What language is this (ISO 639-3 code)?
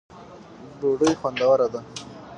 pus